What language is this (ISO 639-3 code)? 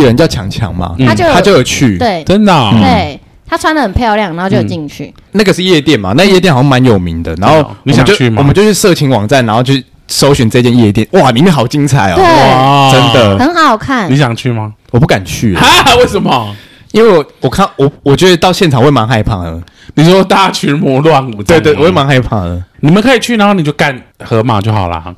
zho